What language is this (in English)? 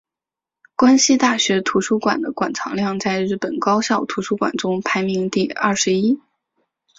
Chinese